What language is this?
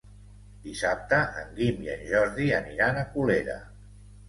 Catalan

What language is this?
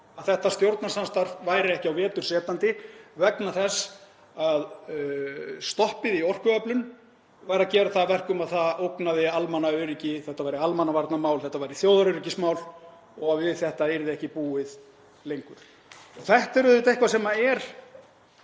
Icelandic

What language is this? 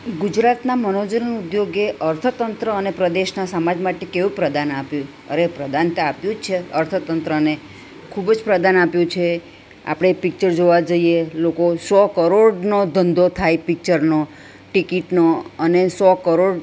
Gujarati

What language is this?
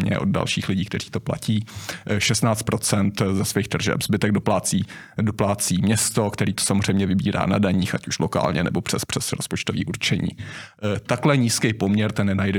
Czech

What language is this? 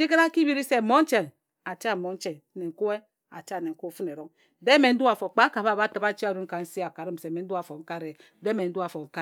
Ejagham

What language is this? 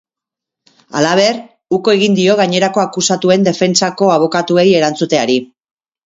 Basque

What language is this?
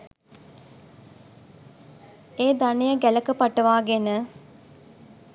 Sinhala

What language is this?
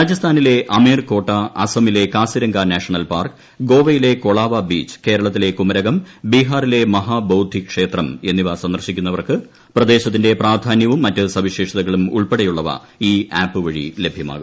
Malayalam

